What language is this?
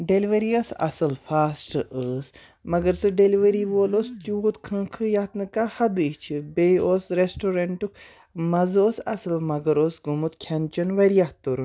Kashmiri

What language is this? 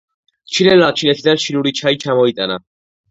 Georgian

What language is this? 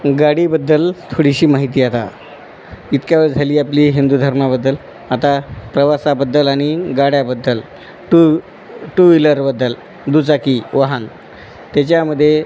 Marathi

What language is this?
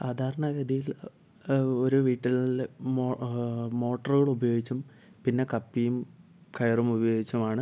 Malayalam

